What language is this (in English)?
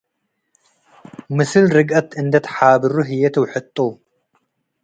Tigre